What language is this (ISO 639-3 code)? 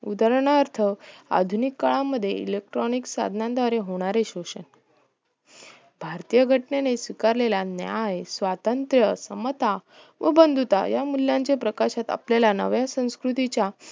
mar